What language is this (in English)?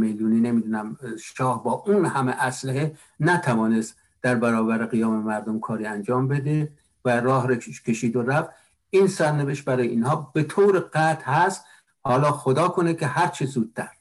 Persian